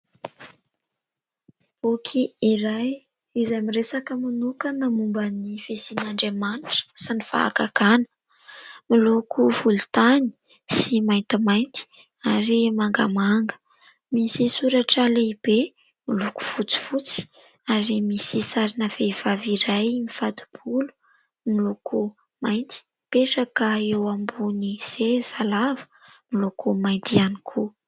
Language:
Malagasy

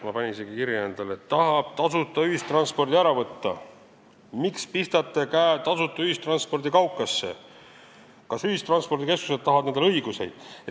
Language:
Estonian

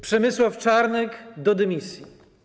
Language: Polish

